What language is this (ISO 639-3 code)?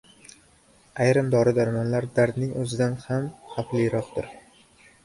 uzb